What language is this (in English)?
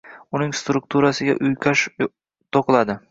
Uzbek